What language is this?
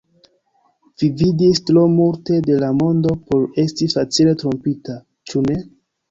Esperanto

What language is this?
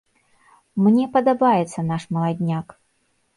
Belarusian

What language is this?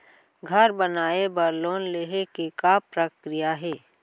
Chhattisgarhi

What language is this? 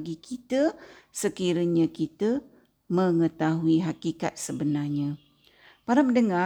Malay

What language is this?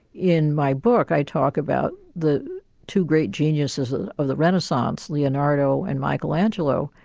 English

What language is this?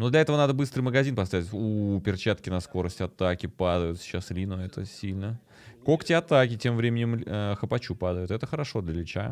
Russian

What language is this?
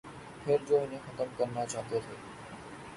Urdu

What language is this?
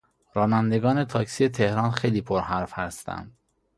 Persian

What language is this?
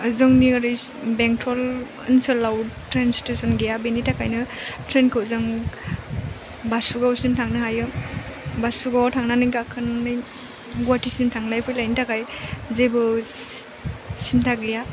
Bodo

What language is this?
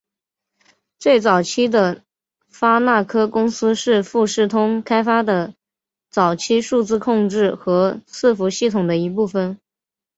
Chinese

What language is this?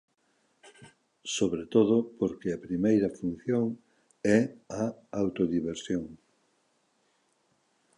Galician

